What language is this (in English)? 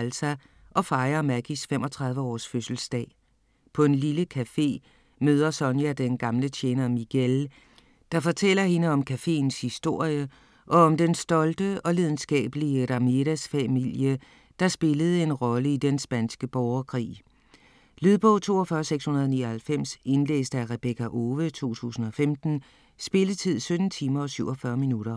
Danish